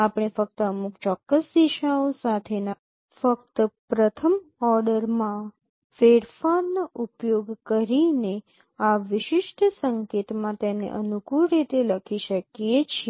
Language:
Gujarati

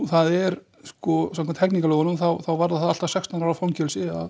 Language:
Icelandic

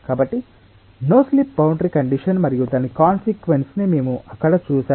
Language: Telugu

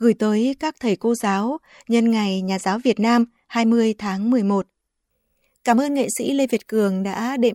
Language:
Vietnamese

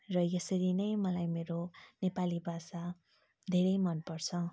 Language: Nepali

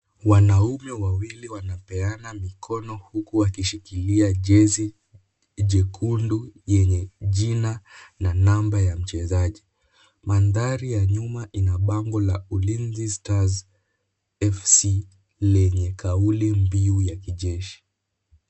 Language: Swahili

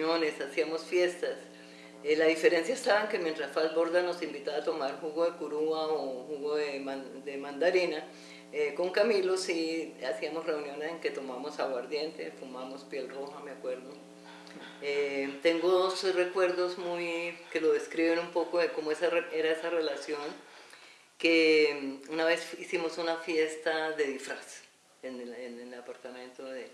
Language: Spanish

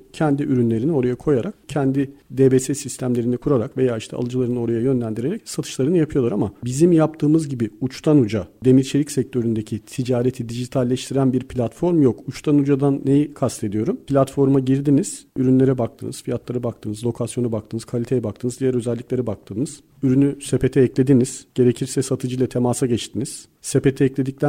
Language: Turkish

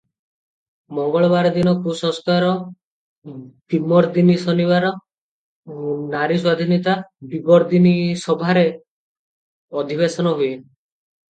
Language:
Odia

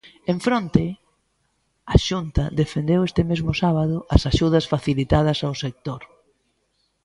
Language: Galician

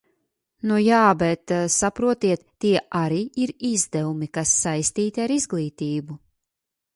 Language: Latvian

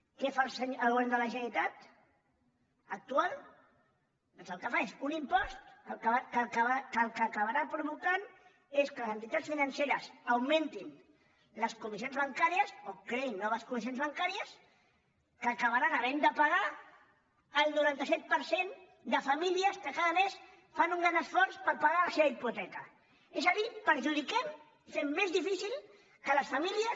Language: Catalan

